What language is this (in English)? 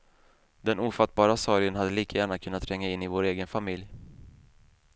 Swedish